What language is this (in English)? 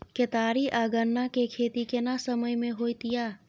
Maithili